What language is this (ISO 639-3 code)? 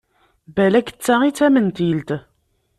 kab